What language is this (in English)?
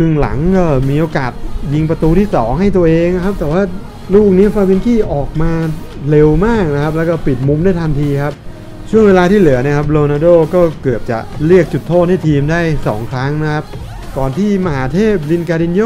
Thai